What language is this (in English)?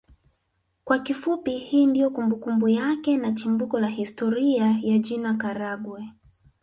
Swahili